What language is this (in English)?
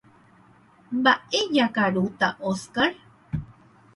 Guarani